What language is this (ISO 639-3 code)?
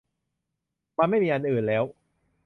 tha